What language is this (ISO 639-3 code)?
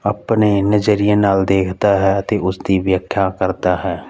pan